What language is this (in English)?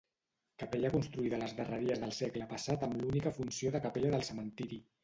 Catalan